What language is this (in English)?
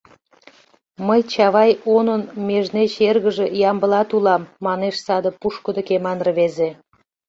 Mari